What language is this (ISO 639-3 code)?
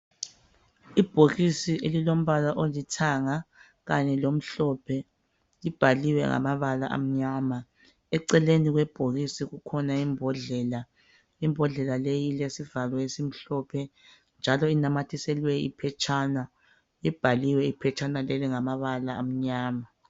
nde